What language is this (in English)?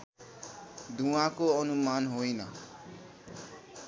Nepali